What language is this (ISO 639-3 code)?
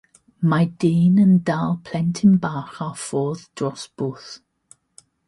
cym